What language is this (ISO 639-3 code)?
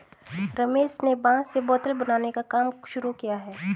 hin